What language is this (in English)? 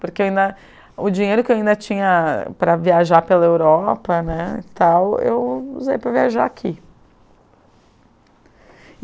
Portuguese